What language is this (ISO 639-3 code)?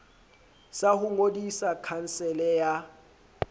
sot